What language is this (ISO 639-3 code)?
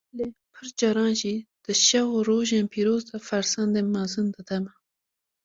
kur